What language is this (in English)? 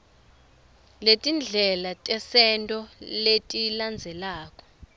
Swati